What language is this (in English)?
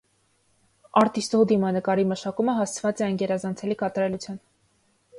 Armenian